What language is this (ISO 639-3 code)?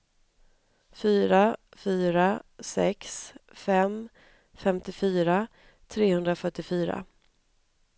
swe